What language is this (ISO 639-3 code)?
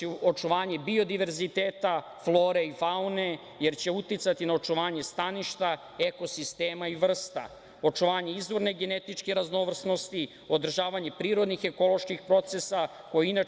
srp